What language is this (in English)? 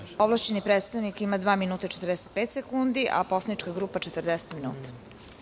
Serbian